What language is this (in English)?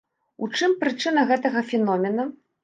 Belarusian